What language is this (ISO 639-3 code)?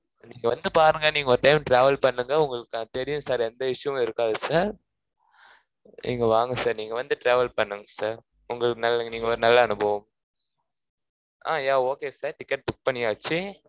tam